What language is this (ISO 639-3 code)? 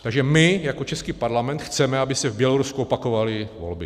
ces